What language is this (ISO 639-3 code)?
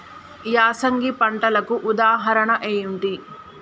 tel